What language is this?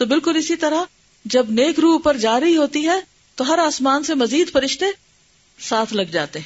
Urdu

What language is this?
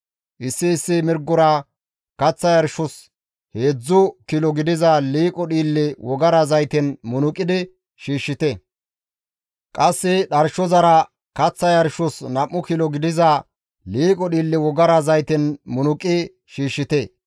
Gamo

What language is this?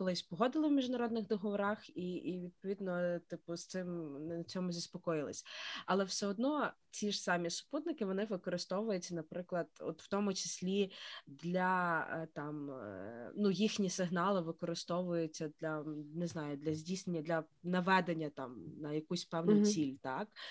Ukrainian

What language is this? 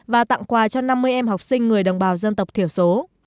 Vietnamese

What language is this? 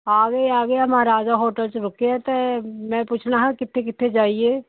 Punjabi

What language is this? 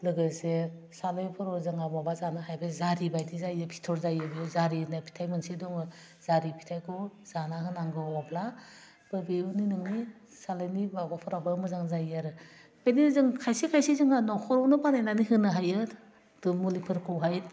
Bodo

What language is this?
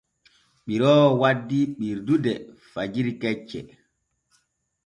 Borgu Fulfulde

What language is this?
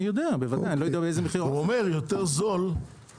Hebrew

